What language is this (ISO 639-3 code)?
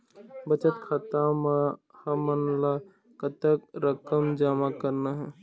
hne